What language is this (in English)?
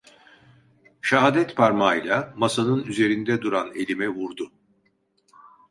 Turkish